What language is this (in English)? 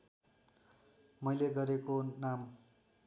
Nepali